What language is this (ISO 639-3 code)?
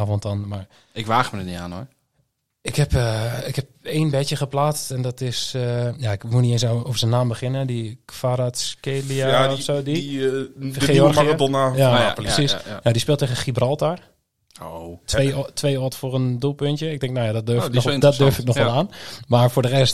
nld